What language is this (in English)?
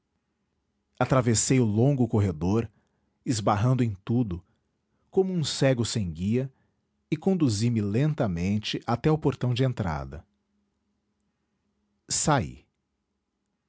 Portuguese